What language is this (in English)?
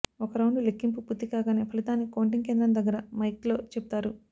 Telugu